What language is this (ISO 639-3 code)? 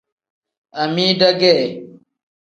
kdh